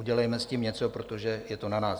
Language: Czech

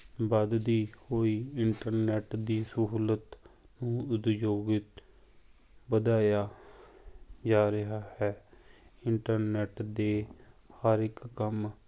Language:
Punjabi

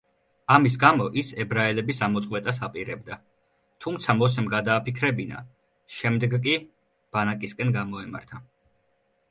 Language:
Georgian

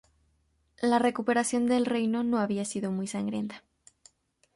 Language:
Spanish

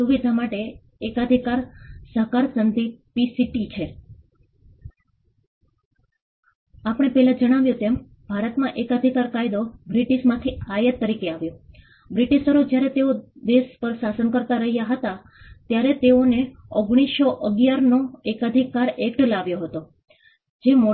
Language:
Gujarati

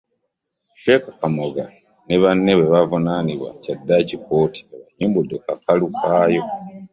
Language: Ganda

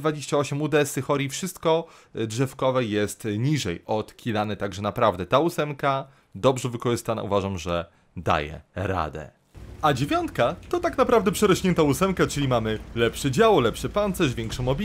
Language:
Polish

